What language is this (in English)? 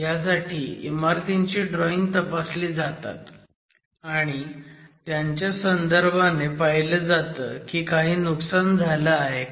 Marathi